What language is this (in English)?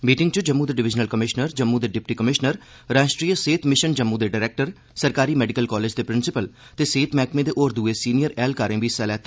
Dogri